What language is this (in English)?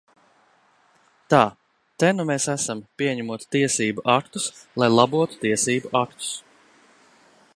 Latvian